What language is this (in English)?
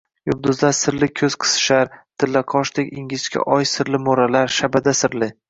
Uzbek